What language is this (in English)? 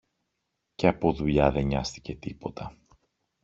Greek